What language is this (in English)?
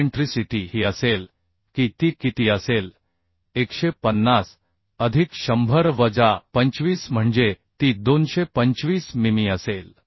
Marathi